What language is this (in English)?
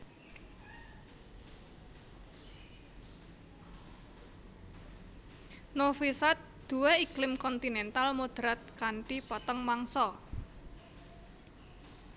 Javanese